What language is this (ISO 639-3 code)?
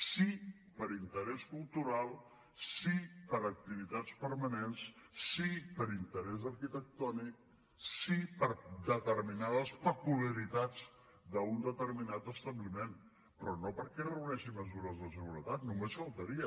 cat